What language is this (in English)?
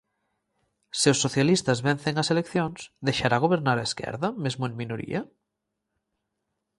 Galician